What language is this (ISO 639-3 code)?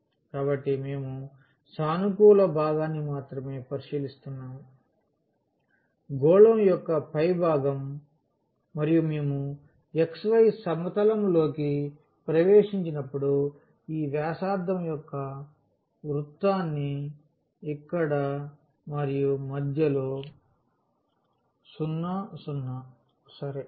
tel